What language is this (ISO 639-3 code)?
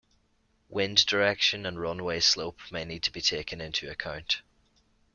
eng